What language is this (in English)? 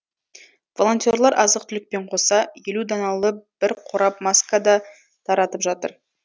Kazakh